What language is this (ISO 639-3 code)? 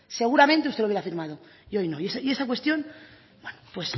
spa